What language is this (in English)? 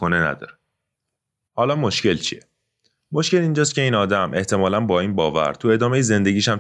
Persian